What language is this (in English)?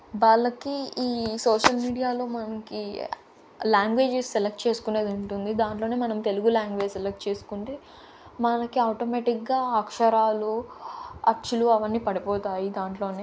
Telugu